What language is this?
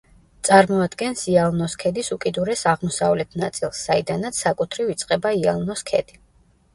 Georgian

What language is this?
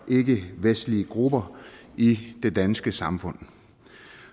Danish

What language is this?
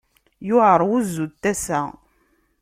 Kabyle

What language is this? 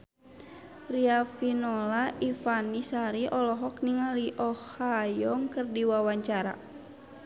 Sundanese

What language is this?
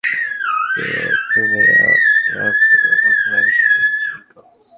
Bangla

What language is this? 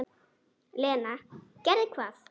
Icelandic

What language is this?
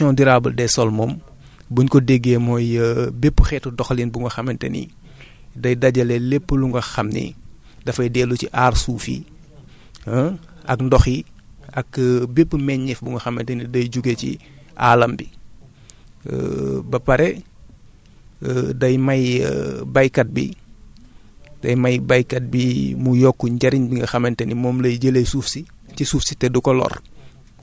Wolof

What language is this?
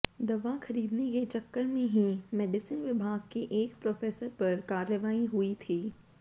Hindi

